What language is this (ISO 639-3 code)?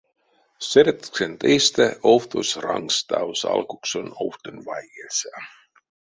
myv